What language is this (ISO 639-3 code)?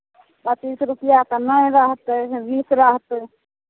mai